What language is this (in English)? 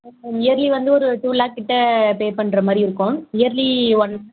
Tamil